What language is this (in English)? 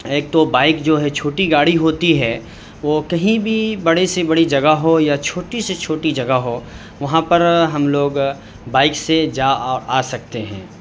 Urdu